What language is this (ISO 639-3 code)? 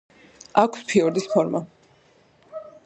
kat